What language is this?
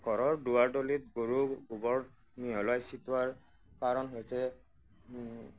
Assamese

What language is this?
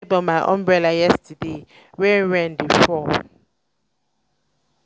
Nigerian Pidgin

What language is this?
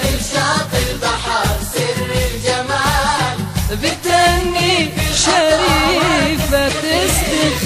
Arabic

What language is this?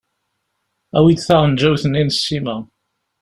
Kabyle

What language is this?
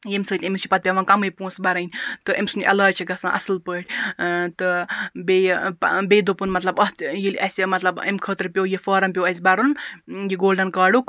Kashmiri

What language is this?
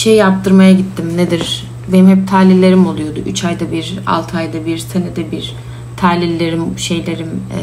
Turkish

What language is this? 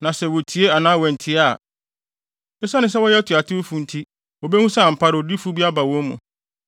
Akan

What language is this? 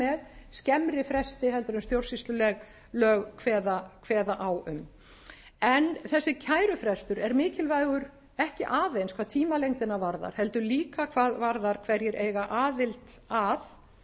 Icelandic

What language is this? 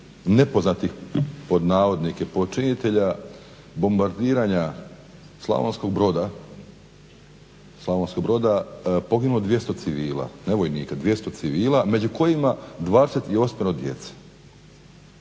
Croatian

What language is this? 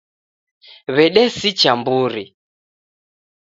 Taita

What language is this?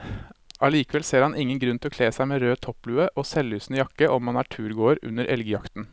Norwegian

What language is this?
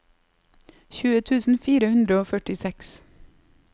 Norwegian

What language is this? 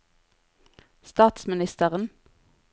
Norwegian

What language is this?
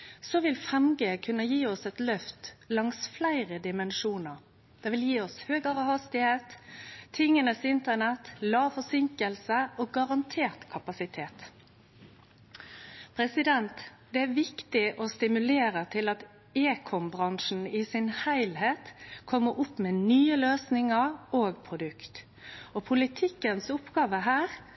Norwegian Nynorsk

